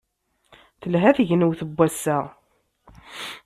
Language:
Kabyle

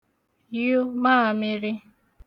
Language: Igbo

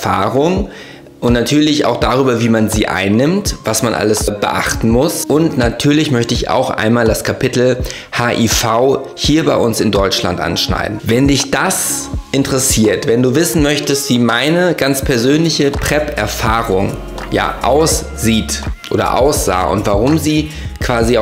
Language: German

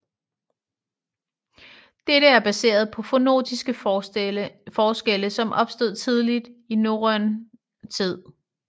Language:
Danish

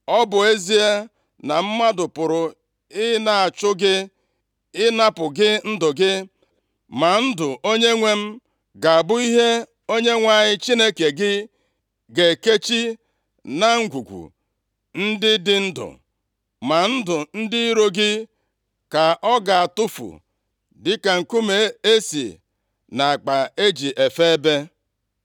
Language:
Igbo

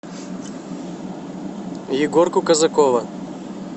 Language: Russian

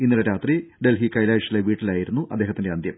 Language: Malayalam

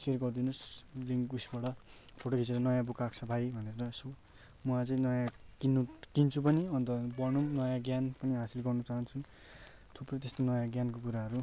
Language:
Nepali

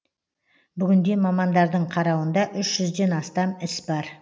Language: Kazakh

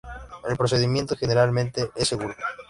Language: Spanish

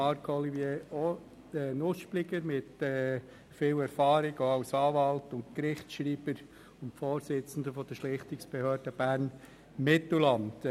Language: Swiss German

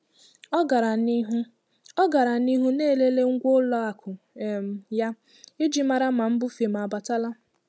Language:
Igbo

